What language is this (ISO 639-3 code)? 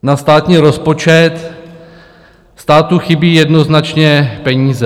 ces